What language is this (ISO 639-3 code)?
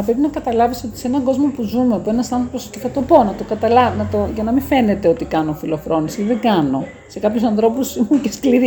ell